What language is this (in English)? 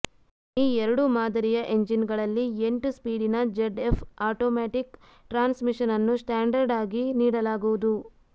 Kannada